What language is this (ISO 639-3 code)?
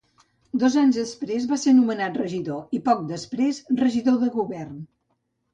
cat